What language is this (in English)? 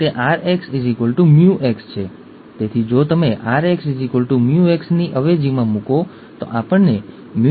Gujarati